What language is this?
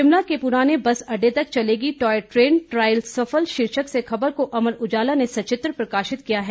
Hindi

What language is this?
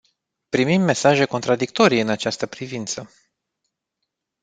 Romanian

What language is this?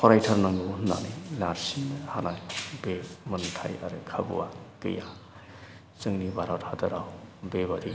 Bodo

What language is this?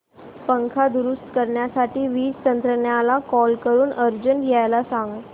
Marathi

